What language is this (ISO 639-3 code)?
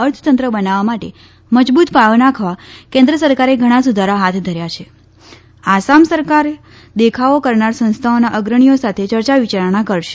guj